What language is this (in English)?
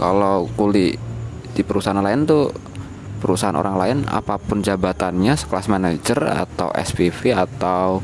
Indonesian